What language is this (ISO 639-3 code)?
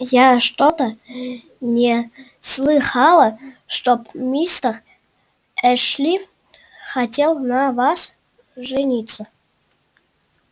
rus